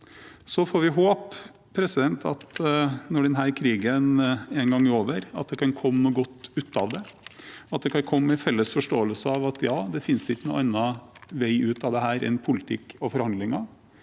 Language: Norwegian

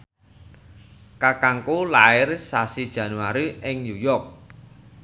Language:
Javanese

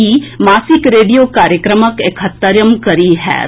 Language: Maithili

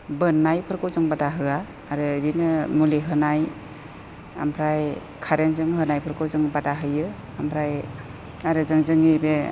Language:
Bodo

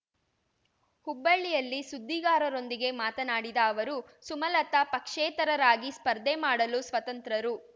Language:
Kannada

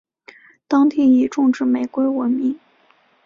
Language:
Chinese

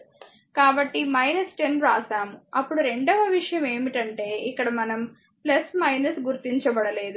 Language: Telugu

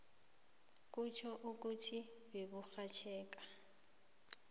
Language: South Ndebele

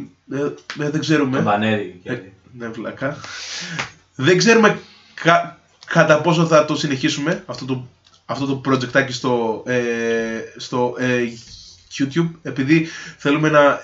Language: Greek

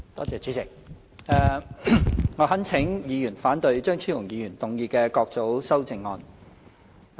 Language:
Cantonese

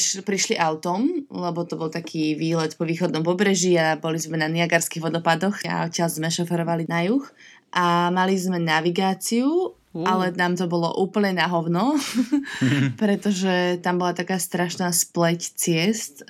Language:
Slovak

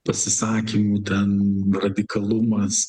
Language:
Lithuanian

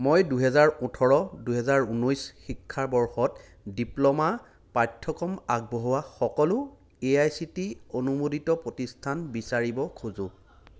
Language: Assamese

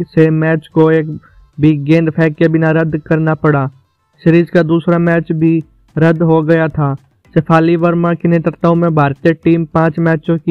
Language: Hindi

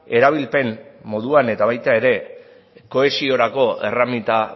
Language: Basque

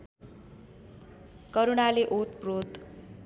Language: Nepali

